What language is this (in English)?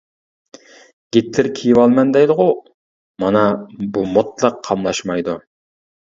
Uyghur